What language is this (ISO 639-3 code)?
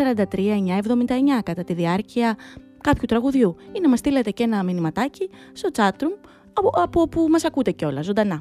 ell